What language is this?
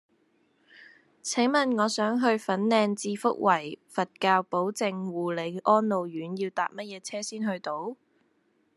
Cantonese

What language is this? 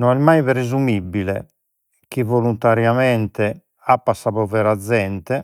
Sardinian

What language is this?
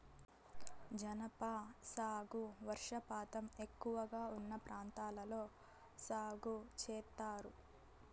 Telugu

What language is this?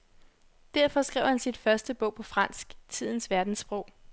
Danish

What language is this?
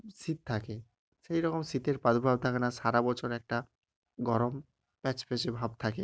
Bangla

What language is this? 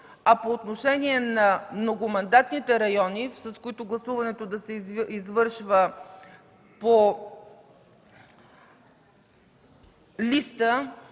Bulgarian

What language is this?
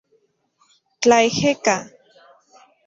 Central Puebla Nahuatl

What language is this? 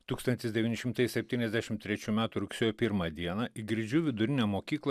Lithuanian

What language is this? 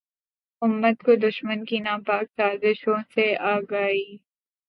Urdu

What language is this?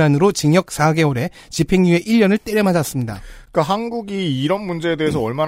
Korean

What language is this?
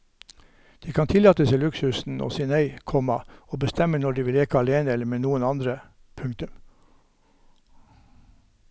Norwegian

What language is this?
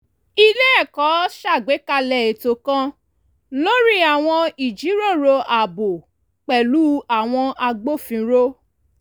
Yoruba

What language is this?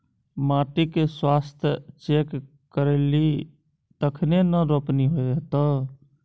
Maithili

